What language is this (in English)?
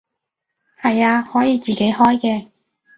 Cantonese